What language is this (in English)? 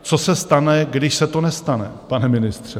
Czech